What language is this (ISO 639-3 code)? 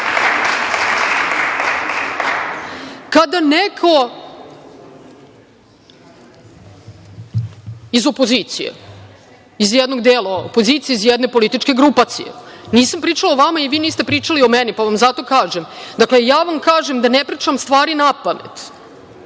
srp